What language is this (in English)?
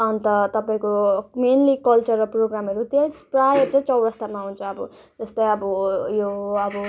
Nepali